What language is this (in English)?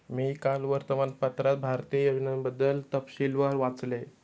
Marathi